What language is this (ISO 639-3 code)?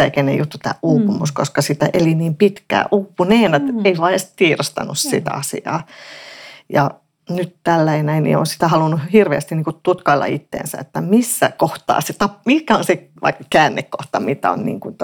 fin